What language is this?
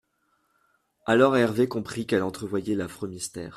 French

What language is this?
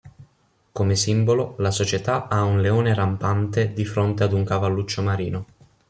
Italian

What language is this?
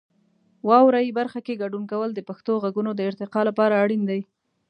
Pashto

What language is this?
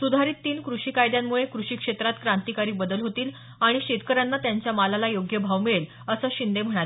Marathi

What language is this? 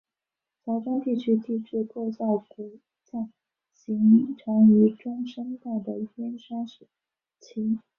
Chinese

